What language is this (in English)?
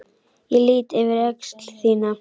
Icelandic